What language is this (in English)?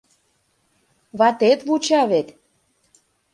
Mari